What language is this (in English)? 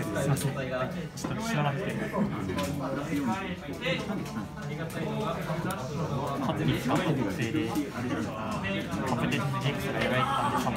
Japanese